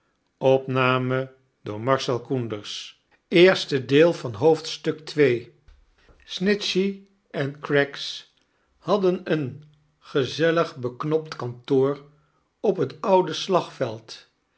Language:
Dutch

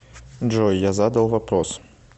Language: Russian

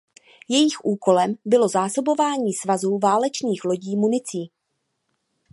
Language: Czech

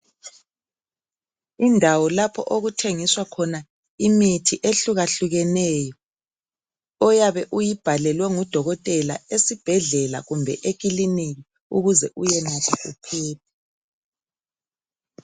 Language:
North Ndebele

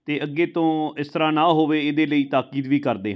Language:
Punjabi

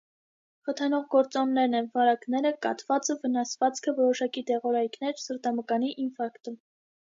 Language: Armenian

